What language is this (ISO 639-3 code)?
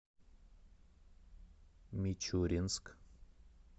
rus